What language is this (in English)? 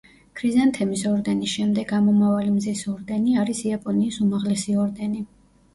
Georgian